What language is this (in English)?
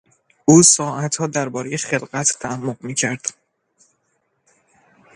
Persian